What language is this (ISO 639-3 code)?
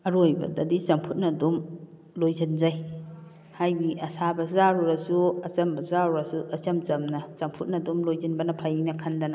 mni